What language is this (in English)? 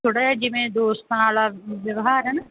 Punjabi